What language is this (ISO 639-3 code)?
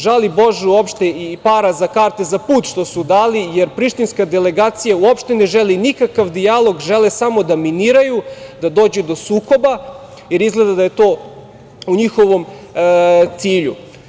srp